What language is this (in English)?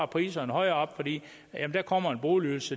Danish